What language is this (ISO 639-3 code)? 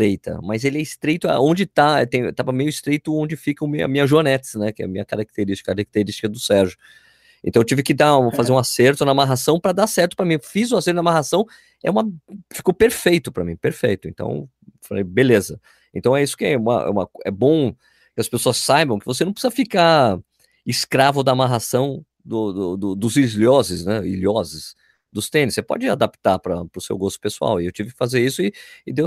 por